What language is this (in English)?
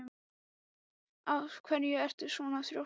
Icelandic